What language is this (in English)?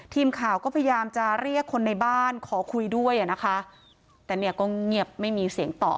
Thai